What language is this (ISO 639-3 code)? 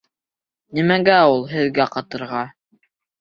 bak